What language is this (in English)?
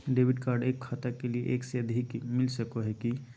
Magahi